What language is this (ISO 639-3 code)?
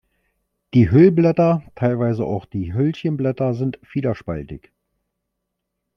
deu